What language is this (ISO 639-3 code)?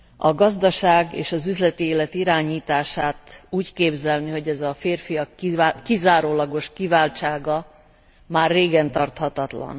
hun